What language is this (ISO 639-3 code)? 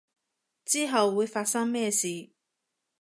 yue